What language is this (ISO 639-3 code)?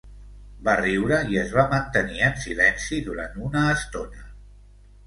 cat